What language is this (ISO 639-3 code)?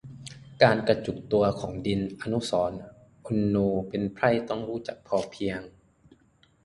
tha